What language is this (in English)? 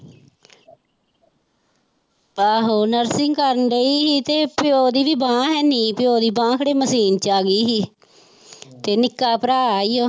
Punjabi